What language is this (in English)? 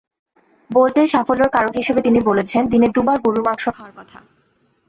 Bangla